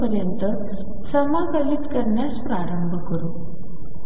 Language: Marathi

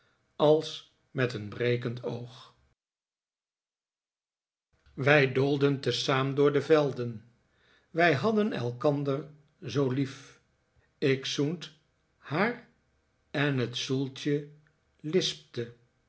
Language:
Dutch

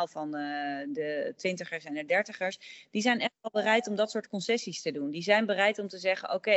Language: Dutch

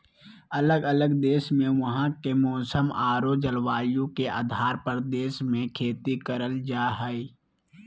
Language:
Magahi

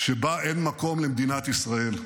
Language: Hebrew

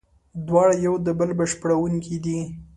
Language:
Pashto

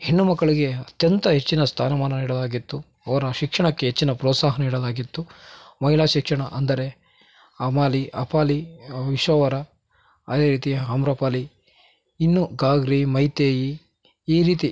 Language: Kannada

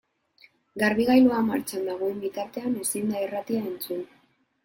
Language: Basque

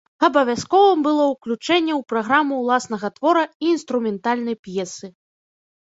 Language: Belarusian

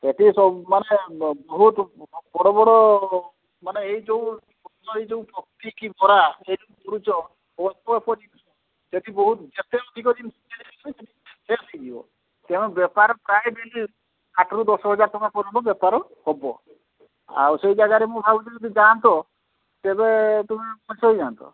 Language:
Odia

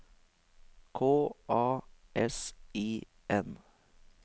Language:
Norwegian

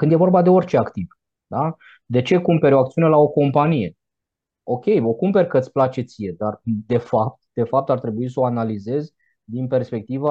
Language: Romanian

